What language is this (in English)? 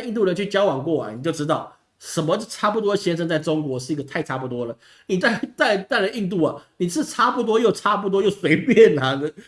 Chinese